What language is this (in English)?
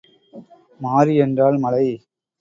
Tamil